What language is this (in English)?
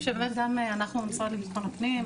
Hebrew